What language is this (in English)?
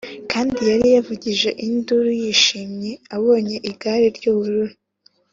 Kinyarwanda